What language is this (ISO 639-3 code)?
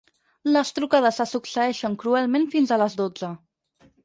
cat